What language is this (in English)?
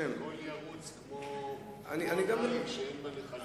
Hebrew